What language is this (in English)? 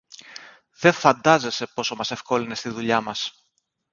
Greek